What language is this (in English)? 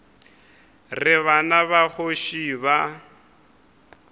Northern Sotho